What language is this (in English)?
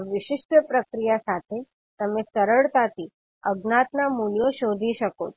Gujarati